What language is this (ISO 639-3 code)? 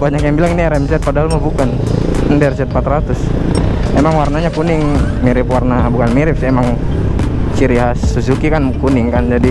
ind